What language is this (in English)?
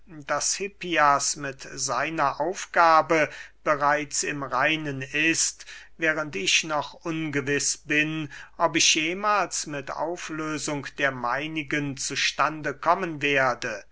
German